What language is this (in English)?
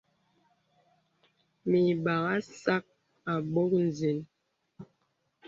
Bebele